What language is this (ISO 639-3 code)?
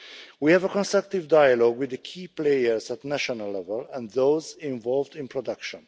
eng